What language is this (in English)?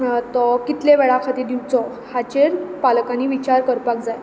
Konkani